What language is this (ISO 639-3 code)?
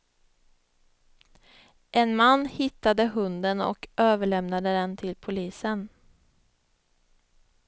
swe